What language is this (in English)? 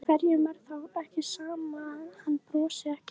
Icelandic